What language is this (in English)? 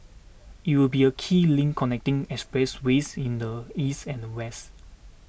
English